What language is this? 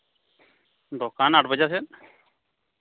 Santali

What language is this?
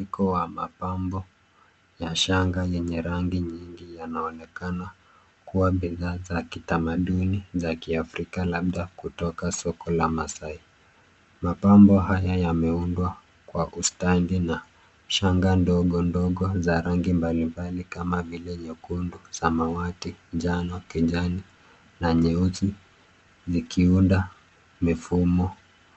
Swahili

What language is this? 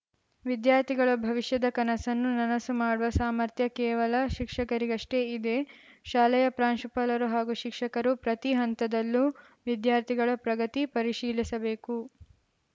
Kannada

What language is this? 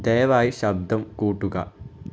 Malayalam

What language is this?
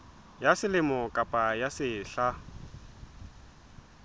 Southern Sotho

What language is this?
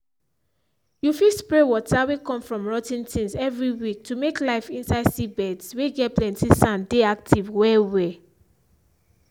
Nigerian Pidgin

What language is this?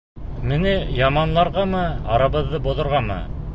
Bashkir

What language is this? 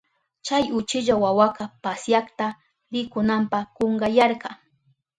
Southern Pastaza Quechua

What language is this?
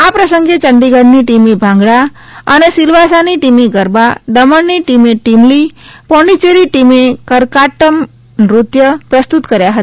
Gujarati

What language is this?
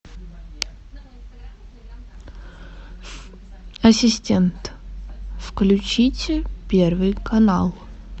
Russian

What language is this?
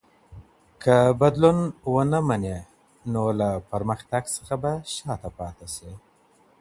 Pashto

